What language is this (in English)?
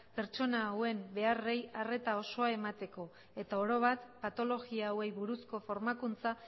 Basque